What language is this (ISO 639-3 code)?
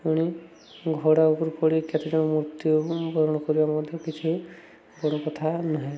ori